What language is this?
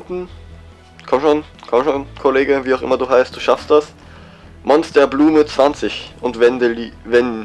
German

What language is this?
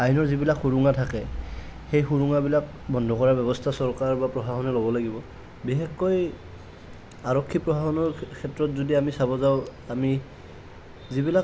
Assamese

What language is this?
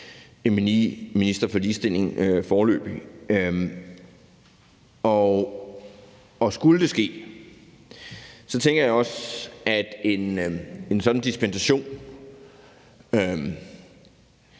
Danish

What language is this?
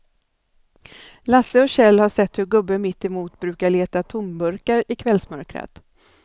Swedish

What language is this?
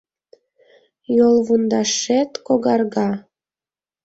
Mari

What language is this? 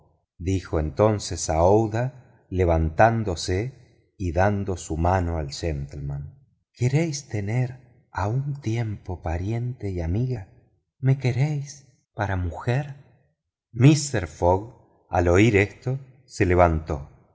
Spanish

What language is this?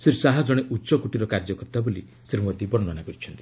Odia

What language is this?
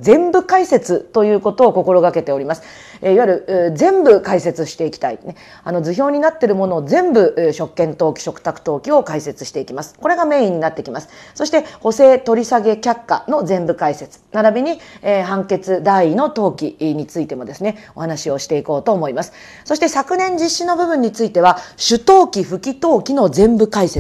Japanese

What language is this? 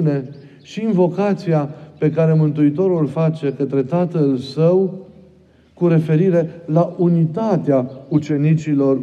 Romanian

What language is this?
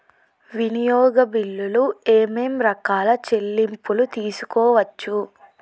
Telugu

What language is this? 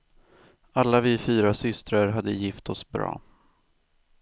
Swedish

